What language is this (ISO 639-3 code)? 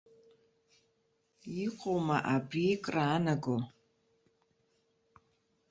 abk